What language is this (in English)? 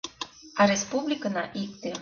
Mari